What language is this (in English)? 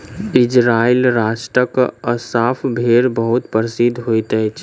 Maithili